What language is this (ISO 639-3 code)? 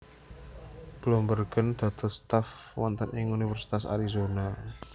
jav